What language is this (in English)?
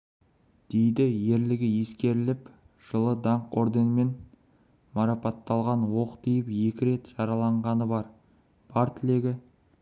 Kazakh